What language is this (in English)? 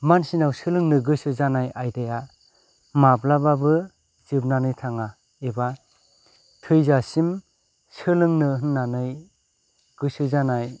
Bodo